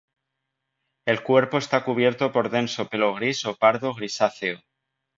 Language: Spanish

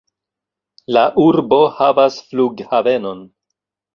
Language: Esperanto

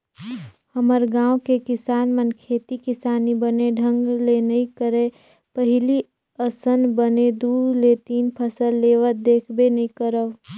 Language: Chhattisgarhi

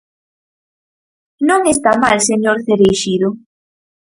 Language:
Galician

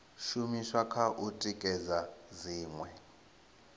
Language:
Venda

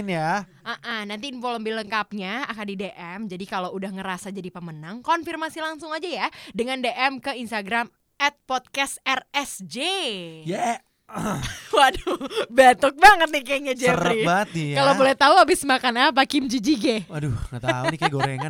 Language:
Indonesian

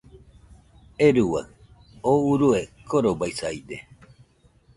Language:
Nüpode Huitoto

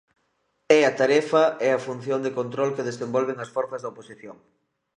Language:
Galician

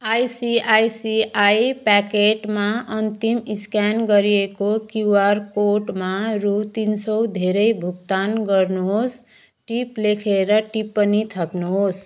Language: Nepali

